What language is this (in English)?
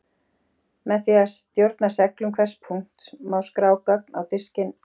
Icelandic